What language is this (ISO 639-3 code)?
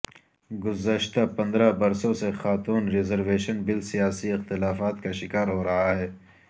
urd